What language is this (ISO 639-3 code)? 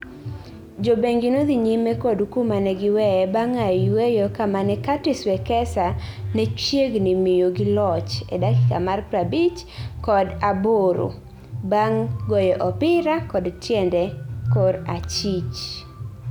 luo